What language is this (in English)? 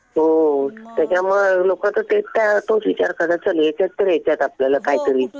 Marathi